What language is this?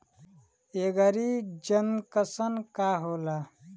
Bhojpuri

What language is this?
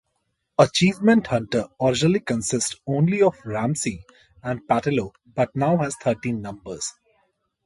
English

